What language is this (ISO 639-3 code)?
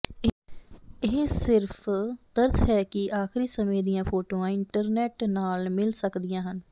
pan